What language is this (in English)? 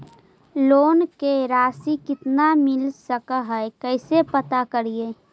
Magahi